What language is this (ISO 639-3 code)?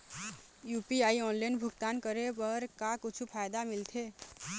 hne